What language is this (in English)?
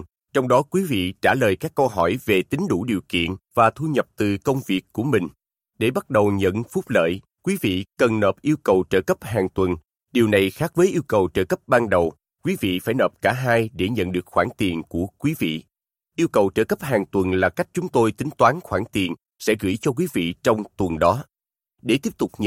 Vietnamese